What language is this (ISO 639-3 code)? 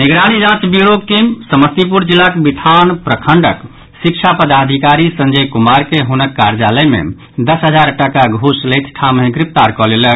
mai